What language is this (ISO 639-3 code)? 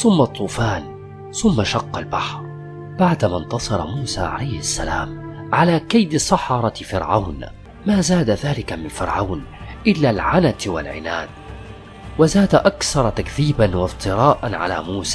ara